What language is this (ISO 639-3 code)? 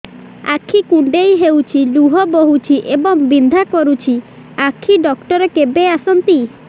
ori